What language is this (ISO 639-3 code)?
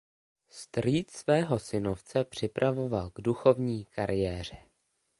ces